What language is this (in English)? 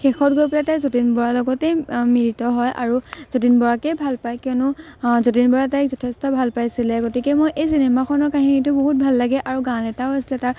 Assamese